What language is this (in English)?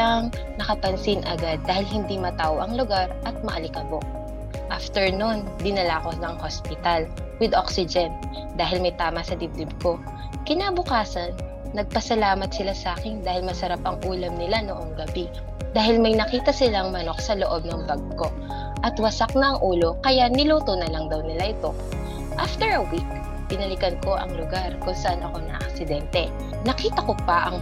Filipino